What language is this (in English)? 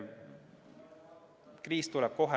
Estonian